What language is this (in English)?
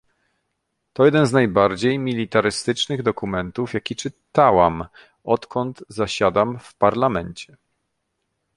Polish